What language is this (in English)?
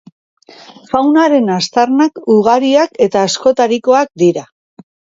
Basque